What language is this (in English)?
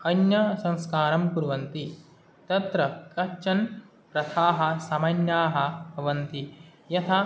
Sanskrit